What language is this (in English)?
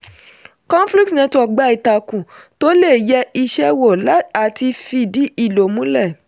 Yoruba